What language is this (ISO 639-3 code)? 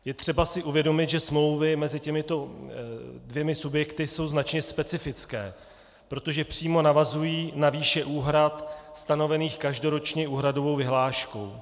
ces